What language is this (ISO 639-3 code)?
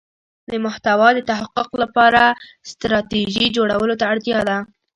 pus